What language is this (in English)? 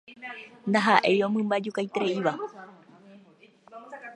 Guarani